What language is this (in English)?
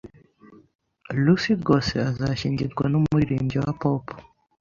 Kinyarwanda